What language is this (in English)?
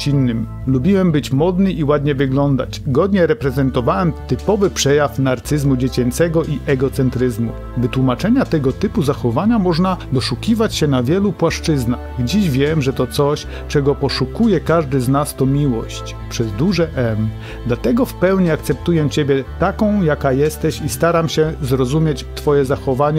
Polish